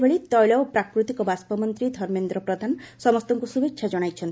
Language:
Odia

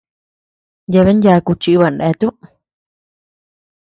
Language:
Tepeuxila Cuicatec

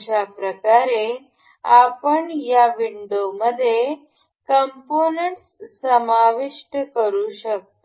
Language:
Marathi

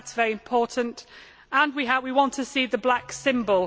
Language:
English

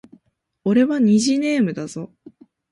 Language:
Japanese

